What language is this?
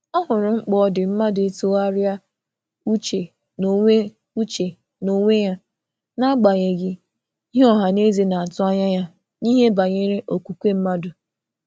Igbo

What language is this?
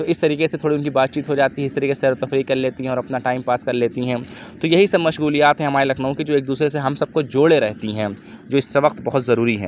Urdu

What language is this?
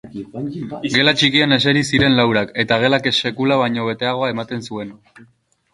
Basque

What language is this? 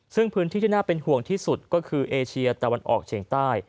Thai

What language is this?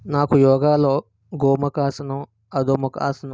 Telugu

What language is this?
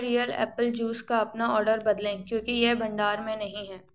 Hindi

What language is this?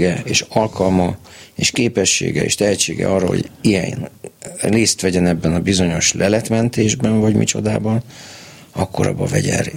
Hungarian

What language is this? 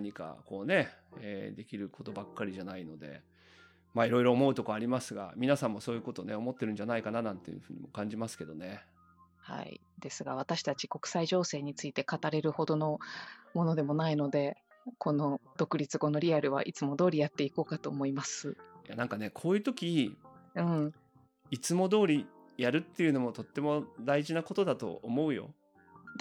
Japanese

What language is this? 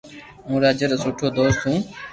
Loarki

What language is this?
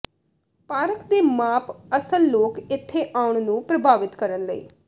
Punjabi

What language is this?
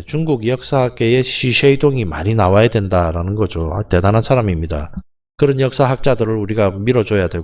Korean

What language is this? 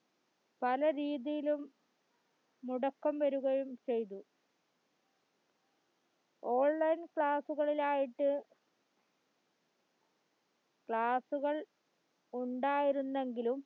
Malayalam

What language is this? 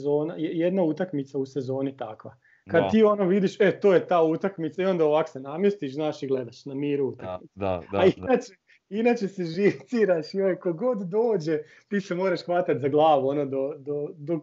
Croatian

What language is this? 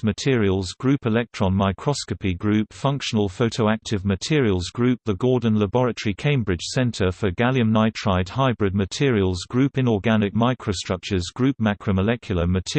English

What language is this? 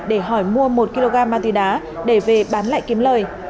Vietnamese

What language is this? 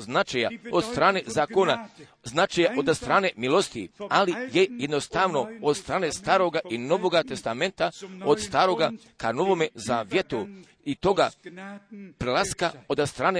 Croatian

